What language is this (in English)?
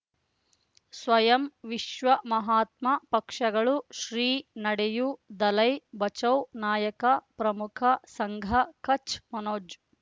Kannada